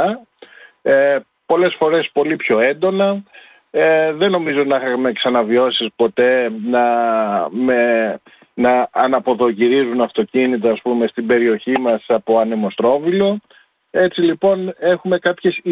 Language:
Greek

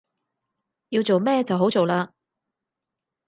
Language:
Cantonese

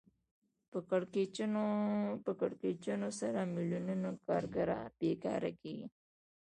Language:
Pashto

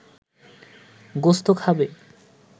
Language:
Bangla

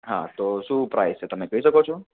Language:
Gujarati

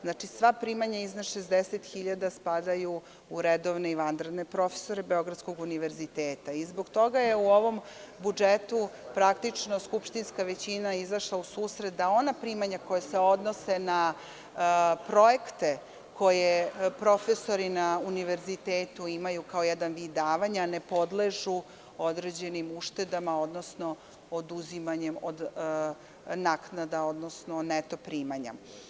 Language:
Serbian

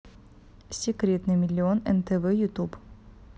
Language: Russian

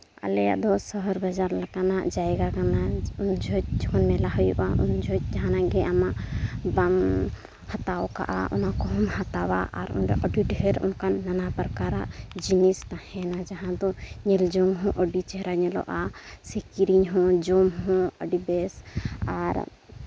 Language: Santali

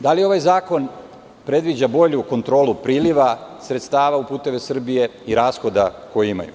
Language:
Serbian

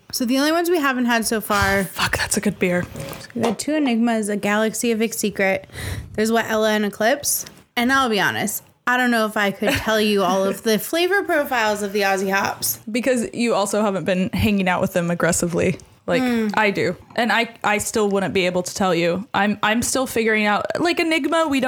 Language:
English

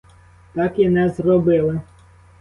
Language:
Ukrainian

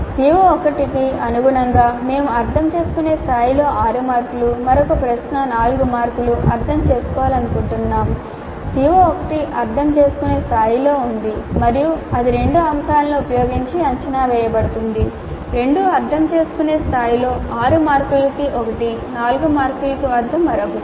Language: Telugu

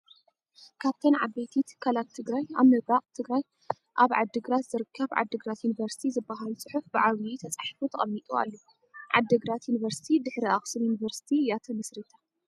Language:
Tigrinya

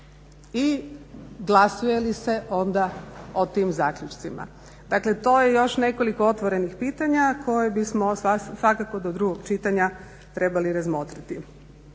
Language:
Croatian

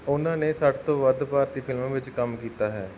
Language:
Punjabi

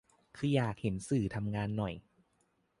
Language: Thai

